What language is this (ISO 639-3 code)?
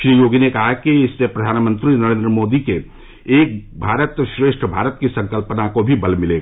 hin